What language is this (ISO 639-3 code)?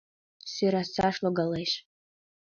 chm